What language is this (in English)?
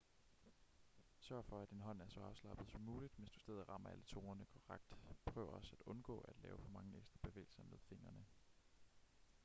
Danish